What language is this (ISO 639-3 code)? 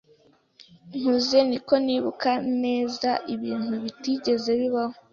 kin